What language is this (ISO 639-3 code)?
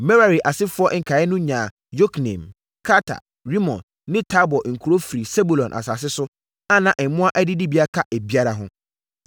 aka